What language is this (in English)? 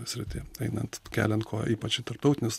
Lithuanian